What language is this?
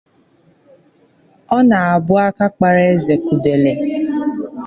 Igbo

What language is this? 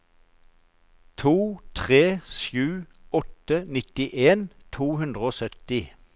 Norwegian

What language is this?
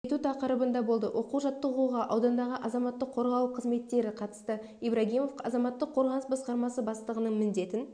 Kazakh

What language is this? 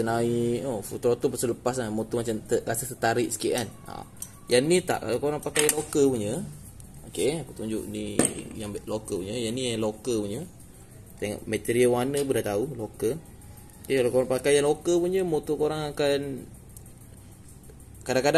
Malay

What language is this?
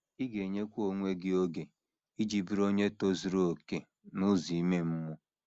Igbo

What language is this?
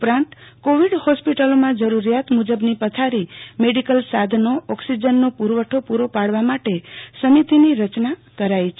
Gujarati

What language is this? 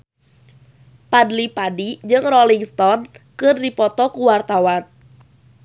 Sundanese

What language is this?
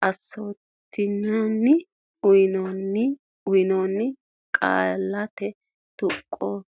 Sidamo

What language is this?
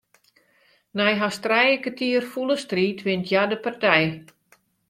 Western Frisian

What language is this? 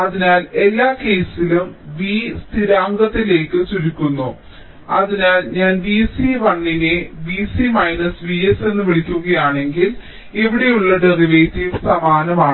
Malayalam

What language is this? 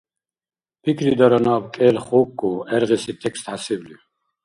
Dargwa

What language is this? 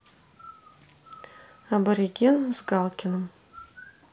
Russian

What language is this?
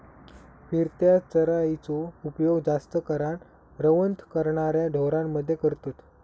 Marathi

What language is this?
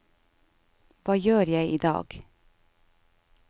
Norwegian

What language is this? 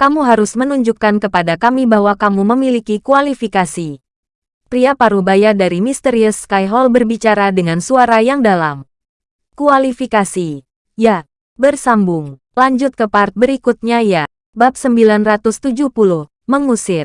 Indonesian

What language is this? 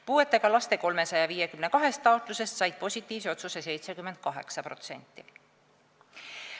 Estonian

